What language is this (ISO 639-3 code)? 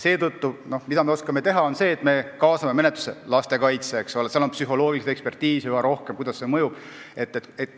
est